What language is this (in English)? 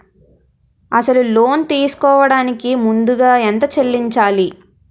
Telugu